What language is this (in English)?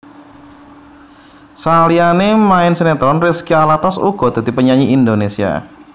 Javanese